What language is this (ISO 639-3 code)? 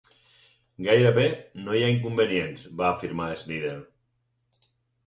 cat